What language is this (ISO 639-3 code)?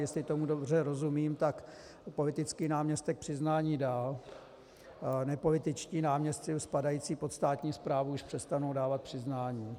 ces